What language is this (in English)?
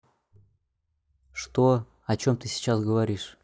Russian